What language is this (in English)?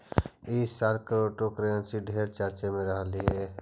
Magahi